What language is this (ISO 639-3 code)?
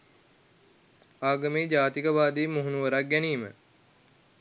sin